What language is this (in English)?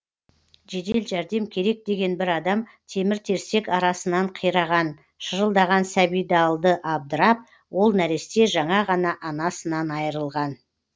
Kazakh